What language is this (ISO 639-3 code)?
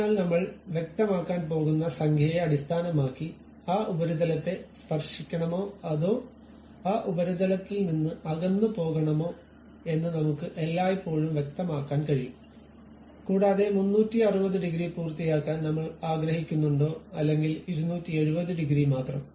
mal